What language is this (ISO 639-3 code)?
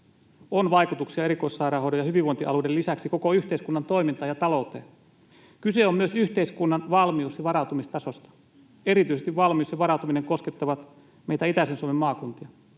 fin